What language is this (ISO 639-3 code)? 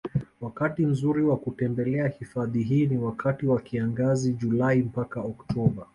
swa